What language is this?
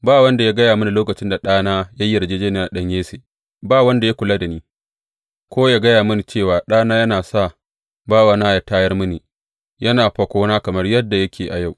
Hausa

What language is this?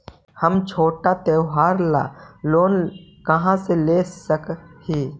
Magahi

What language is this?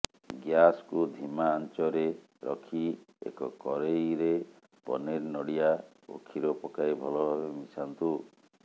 Odia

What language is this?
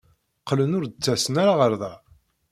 Kabyle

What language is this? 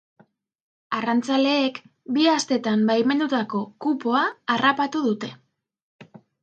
Basque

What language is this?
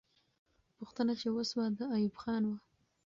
Pashto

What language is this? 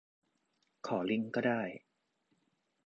Thai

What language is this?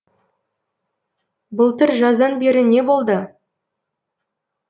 Kazakh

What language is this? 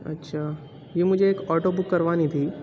Urdu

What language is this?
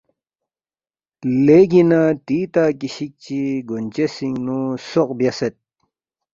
Balti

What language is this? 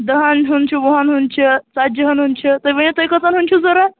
Kashmiri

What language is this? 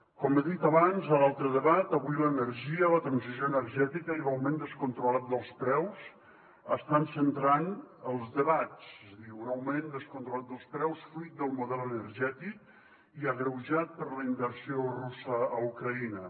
Catalan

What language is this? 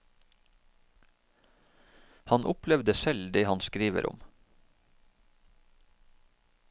Norwegian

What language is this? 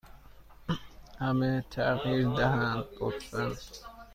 Persian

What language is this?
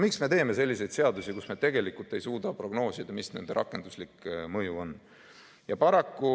Estonian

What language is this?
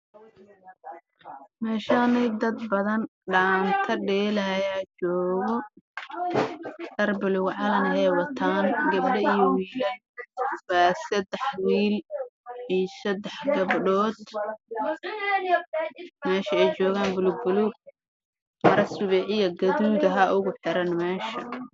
Somali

